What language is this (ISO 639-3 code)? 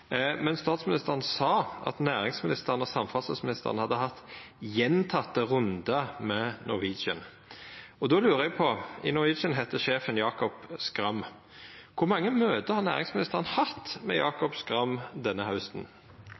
nno